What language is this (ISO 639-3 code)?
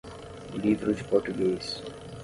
por